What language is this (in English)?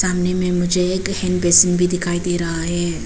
Hindi